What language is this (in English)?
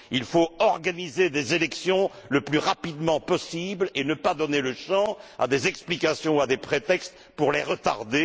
French